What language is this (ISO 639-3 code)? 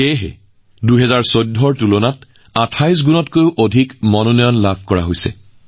asm